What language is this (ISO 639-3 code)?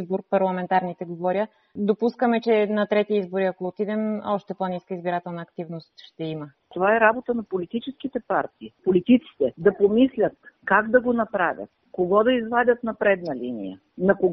bul